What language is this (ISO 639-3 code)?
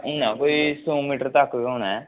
doi